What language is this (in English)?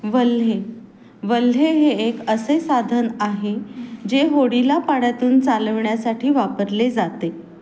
Marathi